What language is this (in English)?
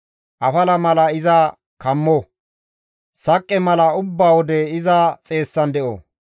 Gamo